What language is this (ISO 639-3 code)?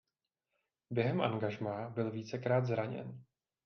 ces